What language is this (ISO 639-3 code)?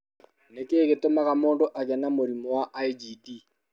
kik